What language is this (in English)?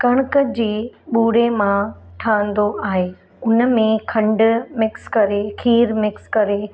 Sindhi